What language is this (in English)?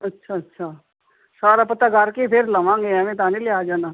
Punjabi